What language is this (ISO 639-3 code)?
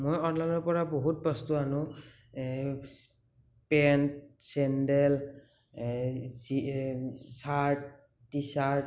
asm